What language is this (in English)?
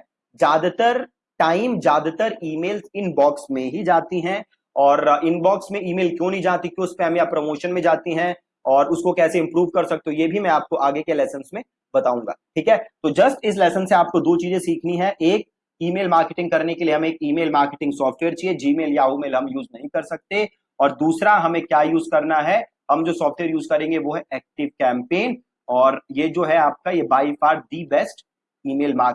Hindi